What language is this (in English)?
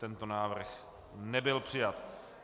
Czech